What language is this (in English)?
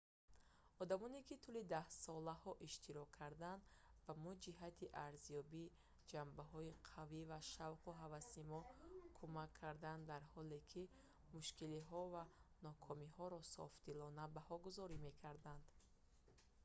Tajik